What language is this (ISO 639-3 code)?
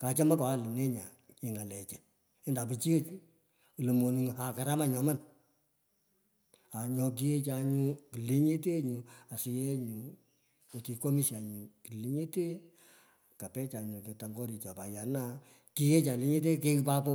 pko